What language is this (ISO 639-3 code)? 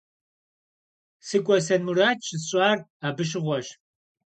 kbd